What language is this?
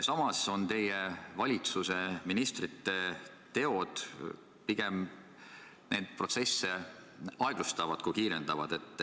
Estonian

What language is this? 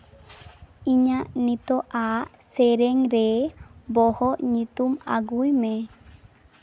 Santali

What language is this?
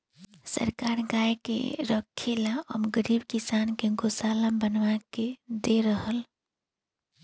Bhojpuri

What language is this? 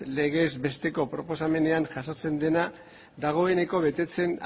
Basque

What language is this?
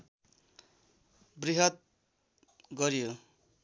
Nepali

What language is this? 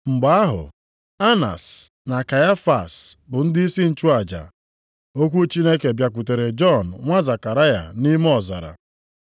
Igbo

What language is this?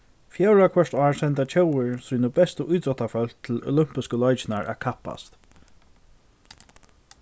Faroese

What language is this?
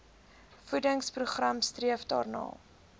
Afrikaans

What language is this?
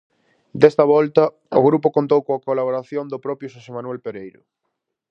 Galician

